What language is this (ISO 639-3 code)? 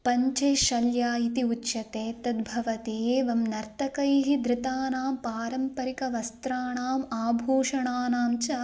san